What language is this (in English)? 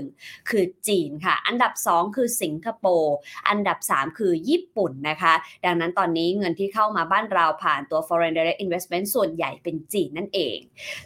Thai